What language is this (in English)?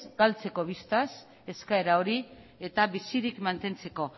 Basque